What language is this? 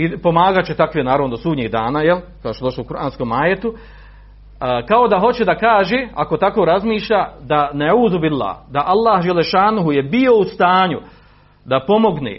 Croatian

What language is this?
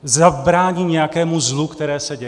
Czech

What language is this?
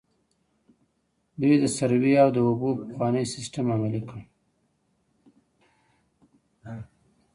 Pashto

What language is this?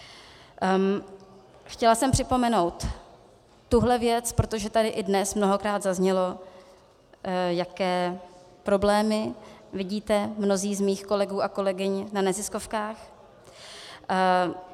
Czech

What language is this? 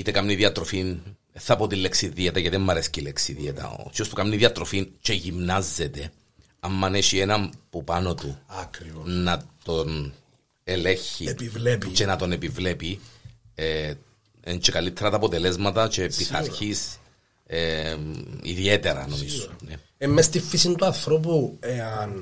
Greek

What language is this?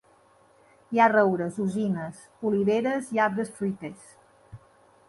Catalan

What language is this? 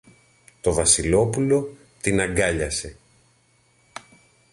Greek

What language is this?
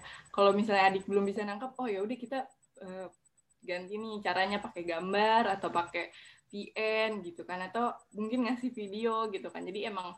Indonesian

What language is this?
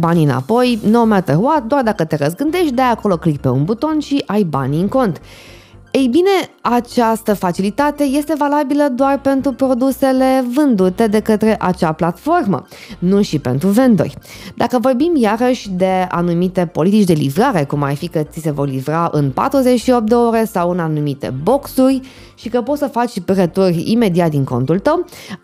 Romanian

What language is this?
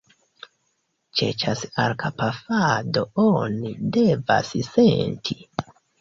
Esperanto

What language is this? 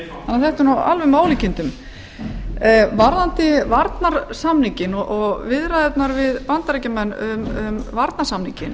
Icelandic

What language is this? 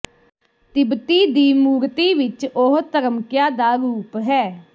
Punjabi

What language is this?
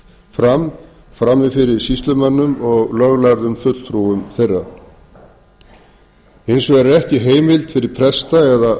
Icelandic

